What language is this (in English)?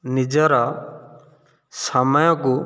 Odia